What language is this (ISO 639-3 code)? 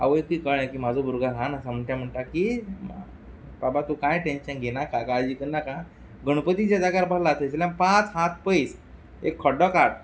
kok